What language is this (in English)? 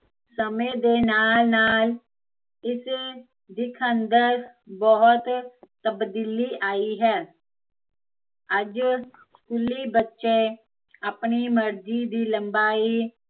Punjabi